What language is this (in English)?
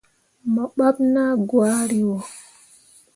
Mundang